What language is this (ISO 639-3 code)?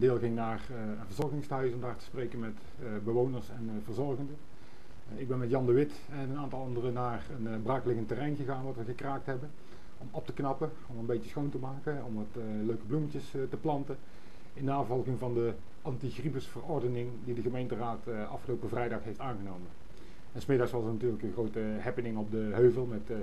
nld